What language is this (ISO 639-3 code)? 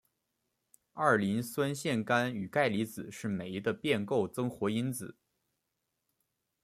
zho